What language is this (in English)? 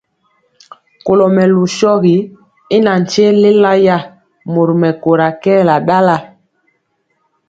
Mpiemo